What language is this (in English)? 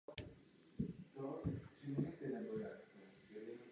Czech